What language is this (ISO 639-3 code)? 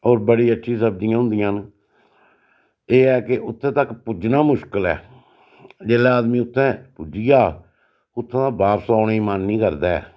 doi